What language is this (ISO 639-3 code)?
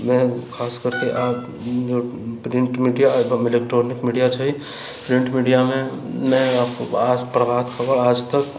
mai